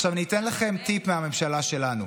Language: Hebrew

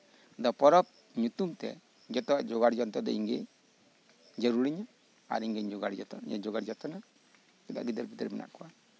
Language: Santali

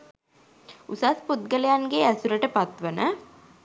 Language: Sinhala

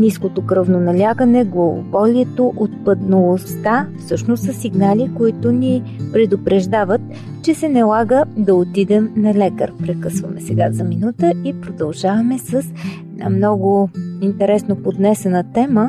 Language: Bulgarian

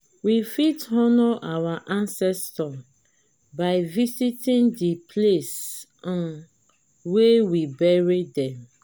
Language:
Nigerian Pidgin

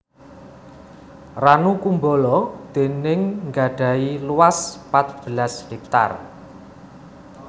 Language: Javanese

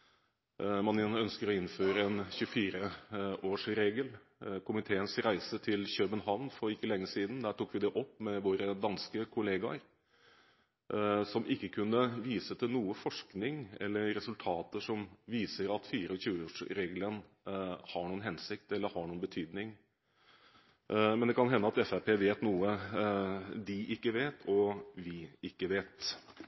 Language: Norwegian Bokmål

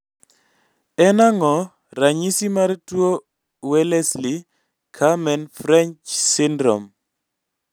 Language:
Luo (Kenya and Tanzania)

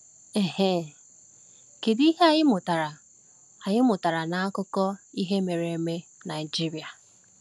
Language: Igbo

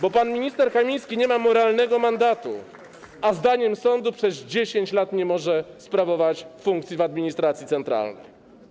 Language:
Polish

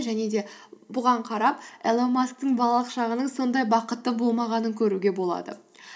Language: Kazakh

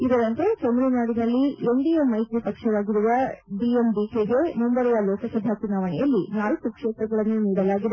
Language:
Kannada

